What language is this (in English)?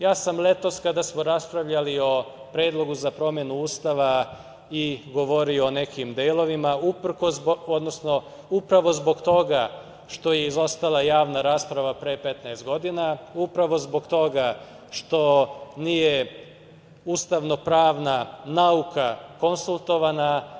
Serbian